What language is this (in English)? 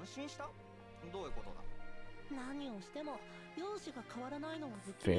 German